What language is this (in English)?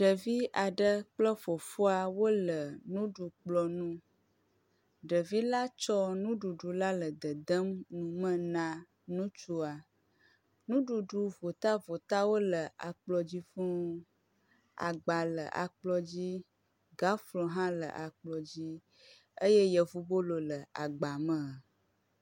Ewe